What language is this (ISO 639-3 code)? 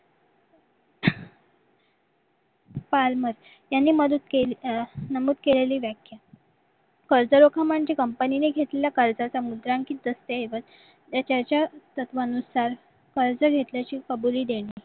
mar